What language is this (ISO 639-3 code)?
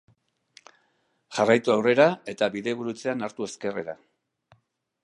eus